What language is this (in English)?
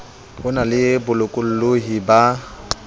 Southern Sotho